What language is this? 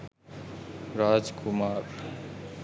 Sinhala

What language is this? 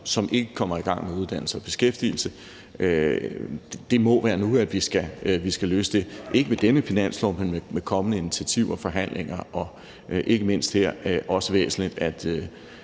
Danish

